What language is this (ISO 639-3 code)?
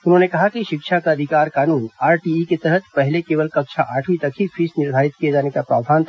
hin